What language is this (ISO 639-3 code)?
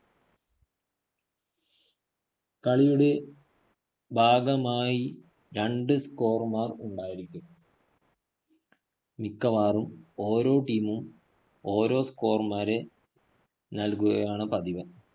mal